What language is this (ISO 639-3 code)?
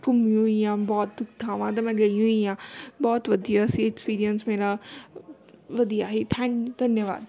pan